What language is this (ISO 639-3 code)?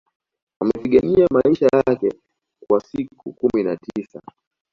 swa